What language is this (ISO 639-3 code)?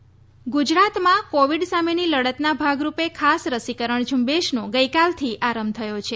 guj